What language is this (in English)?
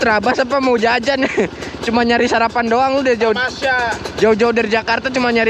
Indonesian